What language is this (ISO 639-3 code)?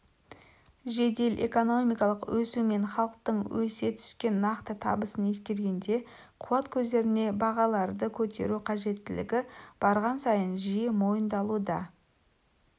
kaz